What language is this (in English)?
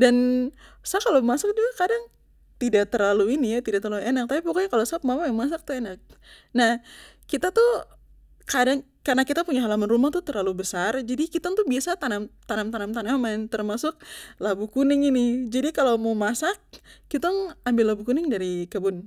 Papuan Malay